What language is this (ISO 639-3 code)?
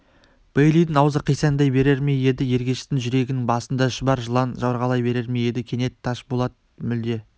kaz